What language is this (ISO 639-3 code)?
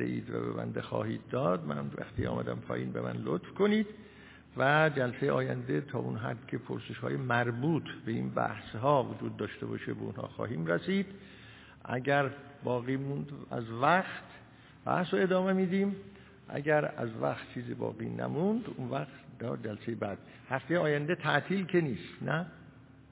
fas